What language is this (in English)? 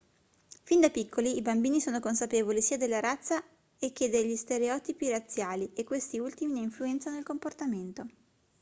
Italian